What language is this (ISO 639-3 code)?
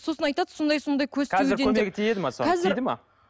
kaz